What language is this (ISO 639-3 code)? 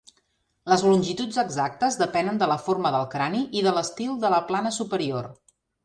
cat